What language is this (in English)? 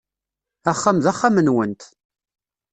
Kabyle